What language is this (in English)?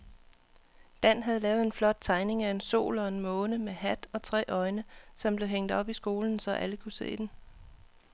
Danish